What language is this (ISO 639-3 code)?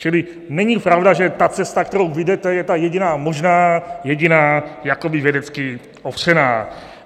ces